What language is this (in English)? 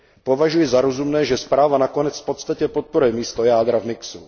Czech